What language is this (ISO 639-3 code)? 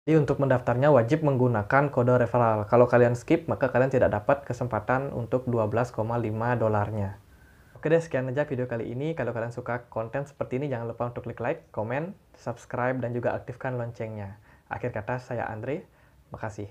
ind